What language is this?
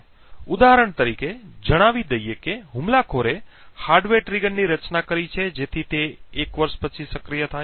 Gujarati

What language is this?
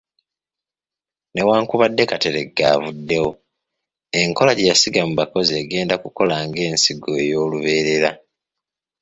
Ganda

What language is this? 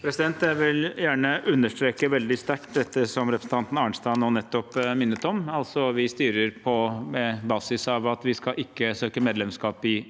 Norwegian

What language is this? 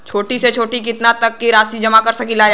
Bhojpuri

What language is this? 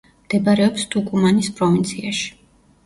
Georgian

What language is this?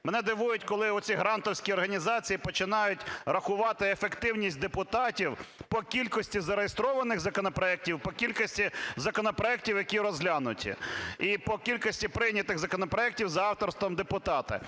Ukrainian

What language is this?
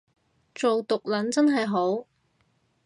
Cantonese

